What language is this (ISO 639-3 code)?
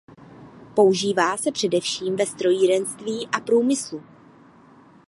ces